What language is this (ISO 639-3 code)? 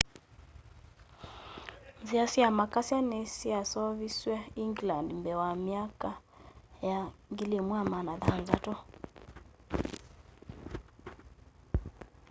kam